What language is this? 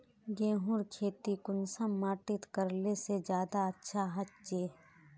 Magahi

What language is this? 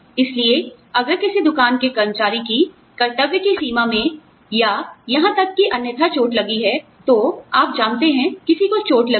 Hindi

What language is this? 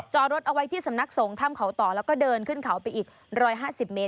Thai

